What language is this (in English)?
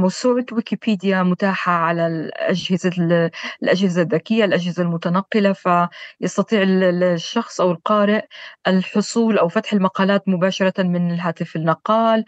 Arabic